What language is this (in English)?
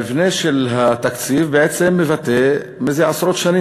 Hebrew